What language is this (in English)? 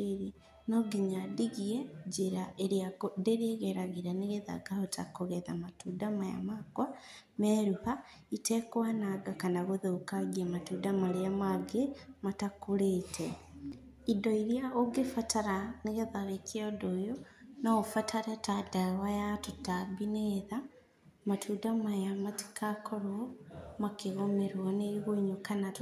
Kikuyu